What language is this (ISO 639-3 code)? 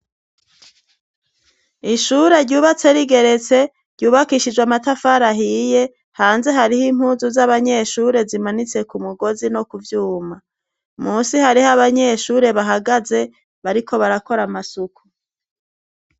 run